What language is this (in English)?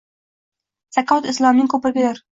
Uzbek